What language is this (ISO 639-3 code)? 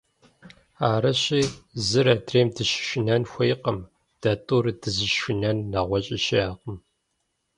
kbd